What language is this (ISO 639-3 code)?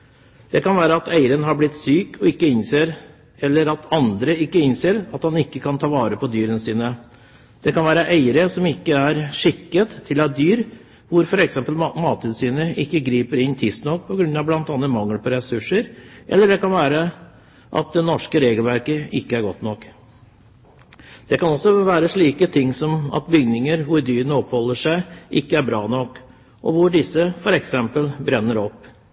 nob